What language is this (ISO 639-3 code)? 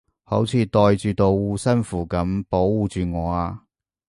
yue